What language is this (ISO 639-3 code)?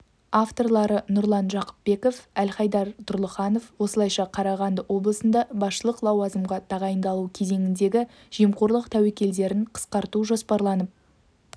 kaz